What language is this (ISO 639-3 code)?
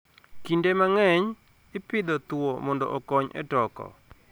luo